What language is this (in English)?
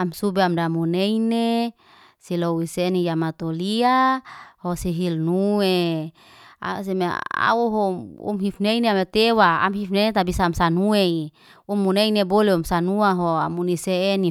Liana-Seti